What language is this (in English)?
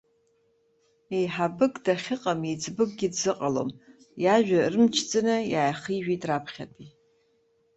Abkhazian